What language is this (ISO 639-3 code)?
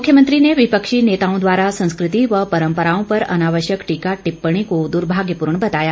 hin